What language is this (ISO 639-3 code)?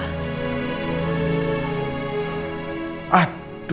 ind